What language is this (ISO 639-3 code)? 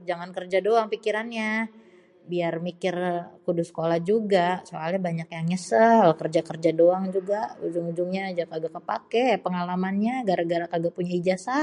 bew